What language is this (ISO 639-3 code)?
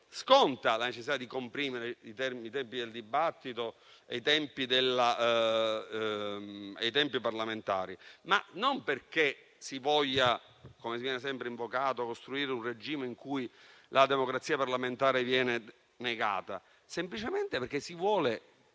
ita